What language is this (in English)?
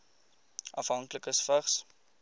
Afrikaans